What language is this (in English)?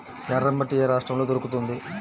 Telugu